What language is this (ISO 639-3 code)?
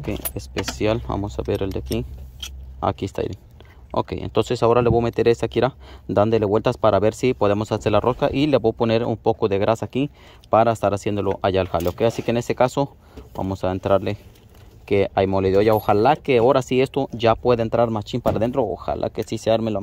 spa